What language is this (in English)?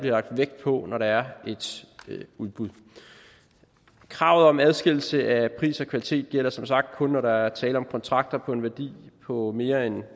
Danish